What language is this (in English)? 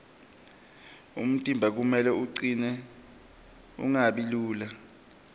Swati